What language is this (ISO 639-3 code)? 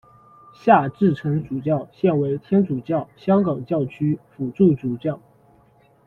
zho